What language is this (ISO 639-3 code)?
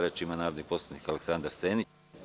srp